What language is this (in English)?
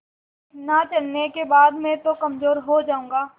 Hindi